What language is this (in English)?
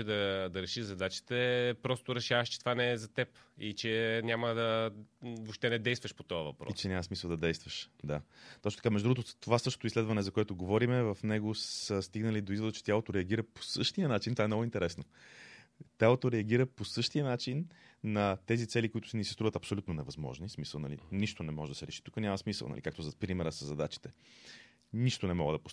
Bulgarian